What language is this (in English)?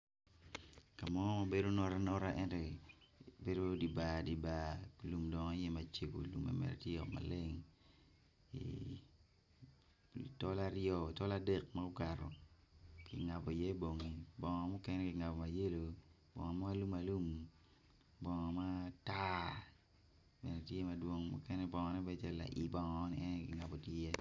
Acoli